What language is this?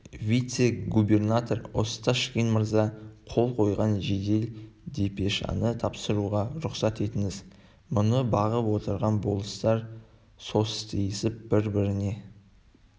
Kazakh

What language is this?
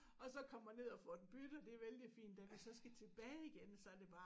Danish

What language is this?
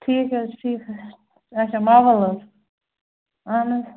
Kashmiri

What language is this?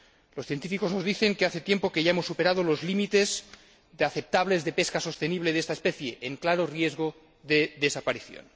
Spanish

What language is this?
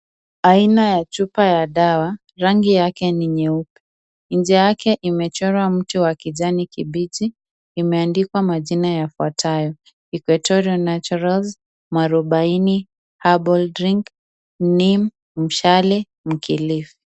Swahili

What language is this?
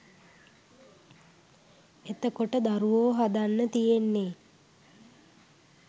Sinhala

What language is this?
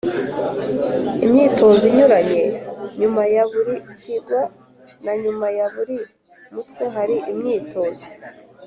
Kinyarwanda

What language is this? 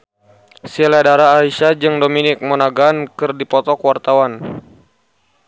Sundanese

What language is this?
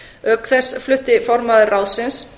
Icelandic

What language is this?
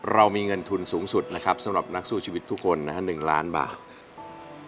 Thai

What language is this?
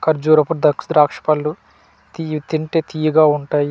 Telugu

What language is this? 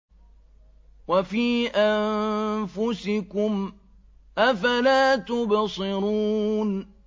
Arabic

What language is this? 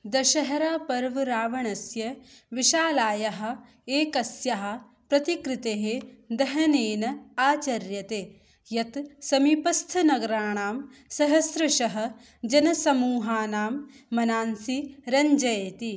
Sanskrit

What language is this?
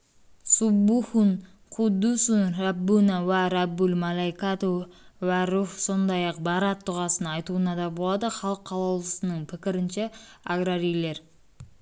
Kazakh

